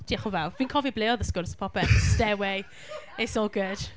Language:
Welsh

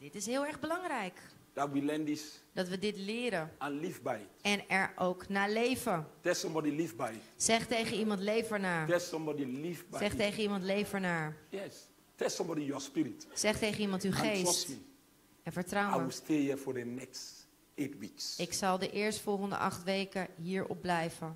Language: Dutch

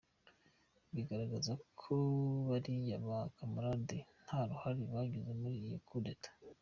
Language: Kinyarwanda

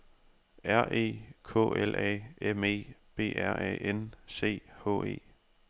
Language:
Danish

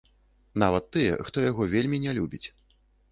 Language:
Belarusian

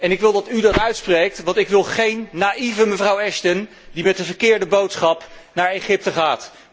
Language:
Dutch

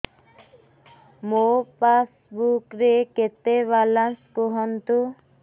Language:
Odia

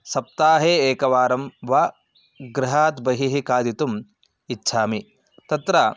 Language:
Sanskrit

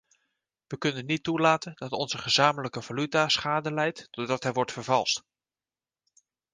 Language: Dutch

